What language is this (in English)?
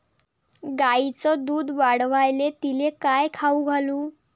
Marathi